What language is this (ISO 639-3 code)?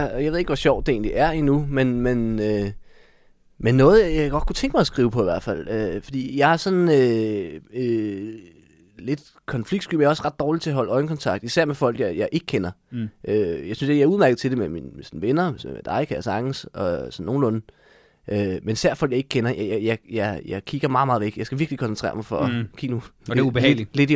dan